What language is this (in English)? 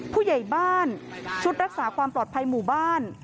Thai